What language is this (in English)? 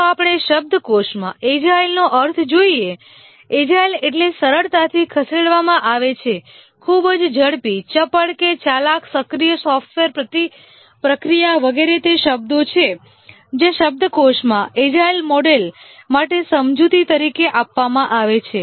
Gujarati